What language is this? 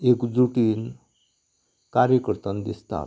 Konkani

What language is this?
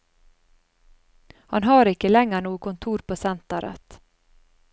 Norwegian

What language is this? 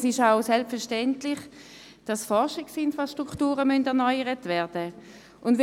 Swiss German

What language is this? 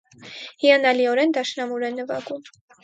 Armenian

